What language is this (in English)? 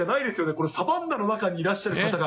Japanese